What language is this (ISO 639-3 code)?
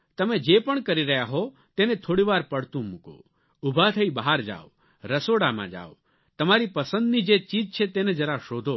guj